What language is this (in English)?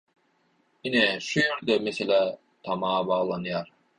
Turkmen